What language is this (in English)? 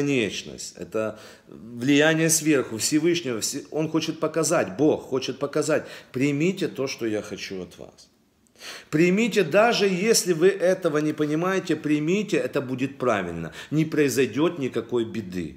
Russian